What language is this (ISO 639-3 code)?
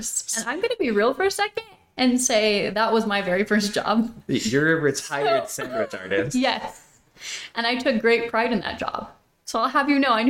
eng